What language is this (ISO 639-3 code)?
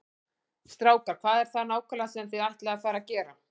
isl